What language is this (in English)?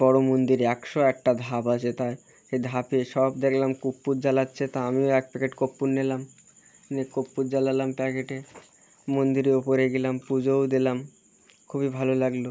Bangla